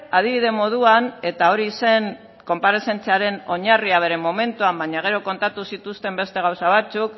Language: Basque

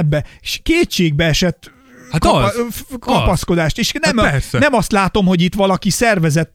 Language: Hungarian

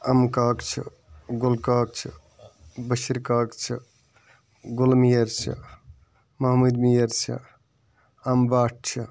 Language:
Kashmiri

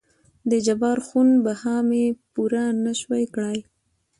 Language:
Pashto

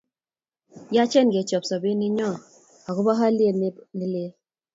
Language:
Kalenjin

